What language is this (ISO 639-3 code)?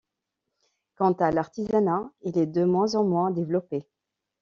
fra